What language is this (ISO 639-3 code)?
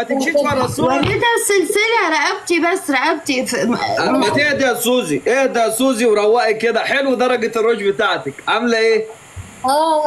ara